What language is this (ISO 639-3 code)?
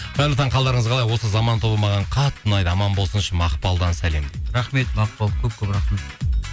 kaz